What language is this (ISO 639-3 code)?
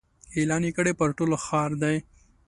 pus